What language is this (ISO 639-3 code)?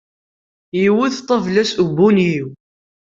kab